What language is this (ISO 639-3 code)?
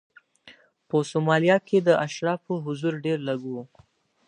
pus